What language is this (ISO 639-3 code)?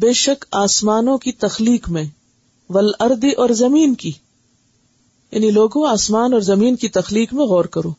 urd